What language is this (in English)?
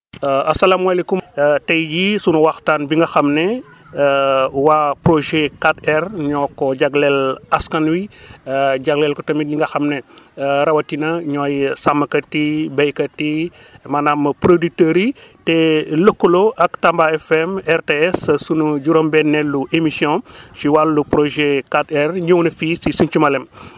Wolof